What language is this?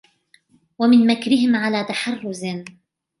Arabic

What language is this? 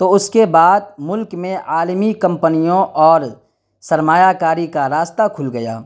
Urdu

